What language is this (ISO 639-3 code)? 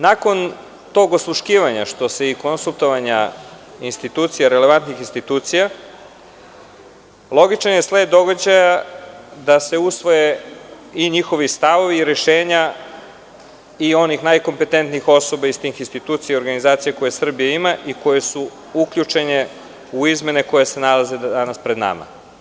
srp